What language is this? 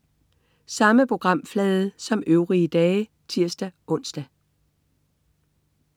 Danish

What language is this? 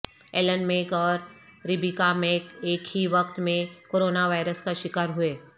Urdu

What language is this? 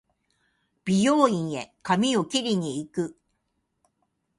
Japanese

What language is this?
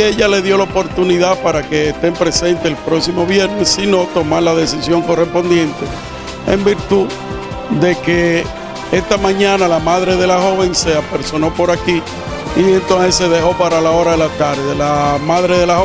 Spanish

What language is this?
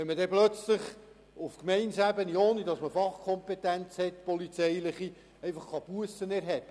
Swiss German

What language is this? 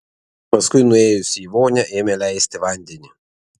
Lithuanian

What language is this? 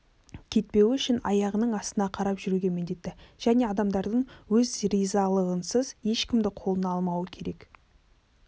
Kazakh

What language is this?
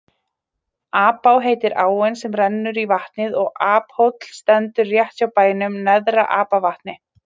Icelandic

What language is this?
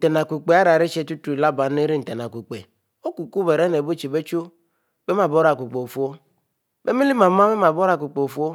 Mbe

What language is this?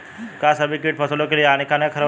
Bhojpuri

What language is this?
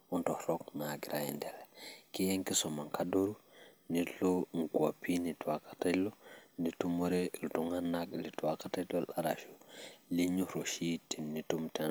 Masai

